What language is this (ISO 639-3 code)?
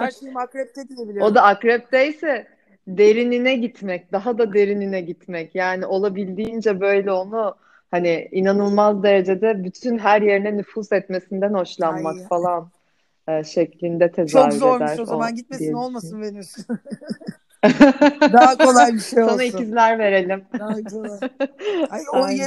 tur